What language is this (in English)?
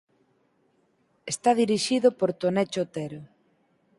Galician